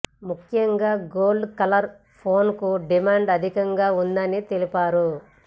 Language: Telugu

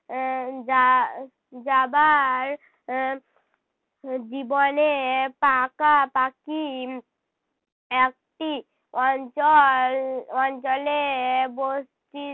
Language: Bangla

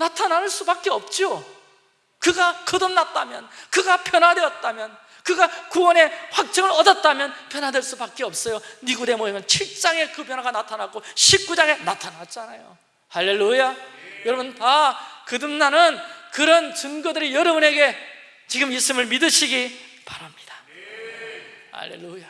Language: Korean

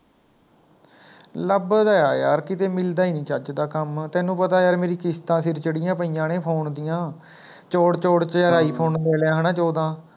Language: Punjabi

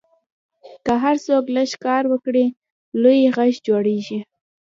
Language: Pashto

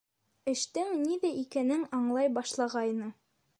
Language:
Bashkir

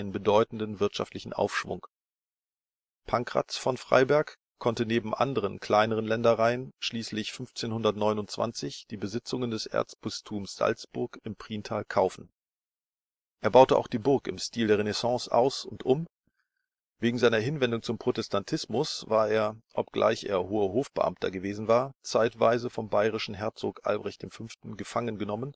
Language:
German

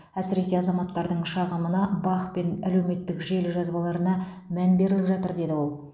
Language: Kazakh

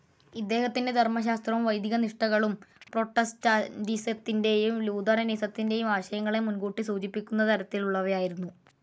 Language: Malayalam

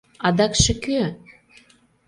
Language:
Mari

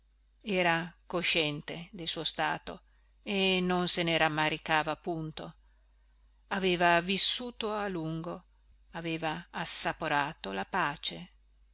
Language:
Italian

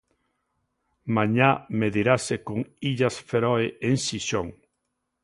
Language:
Galician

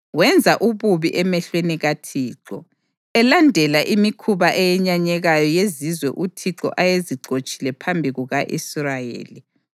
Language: North Ndebele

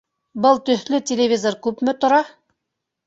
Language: Bashkir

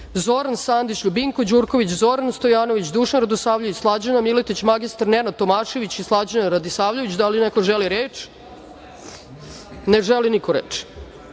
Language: Serbian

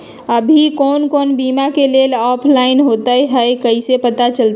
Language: Magahi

